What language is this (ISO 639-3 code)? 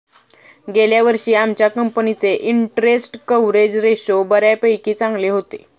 mar